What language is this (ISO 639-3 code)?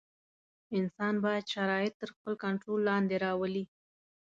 pus